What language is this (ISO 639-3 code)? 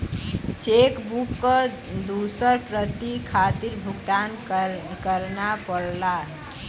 bho